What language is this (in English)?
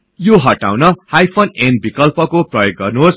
Nepali